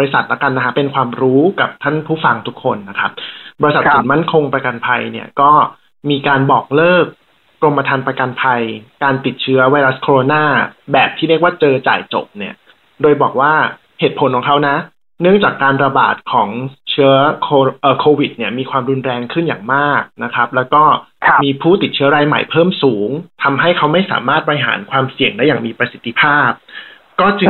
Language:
Thai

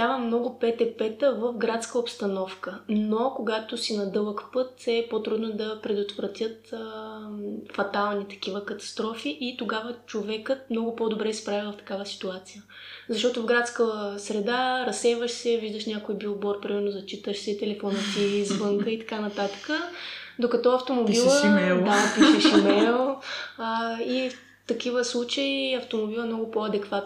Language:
Bulgarian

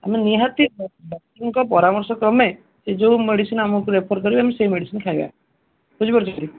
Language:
Odia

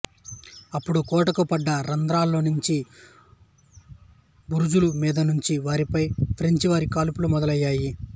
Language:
Telugu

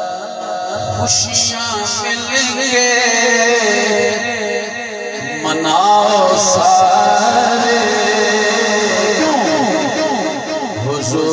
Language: Arabic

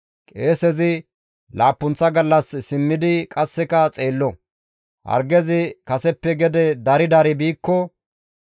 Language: Gamo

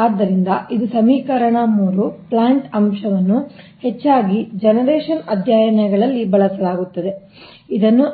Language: Kannada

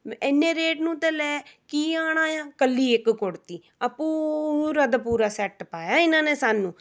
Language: Punjabi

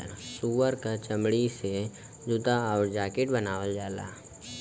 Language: Bhojpuri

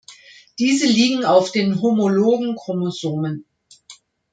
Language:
German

